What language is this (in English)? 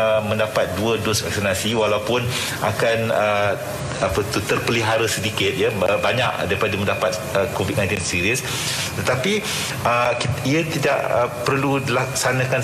Malay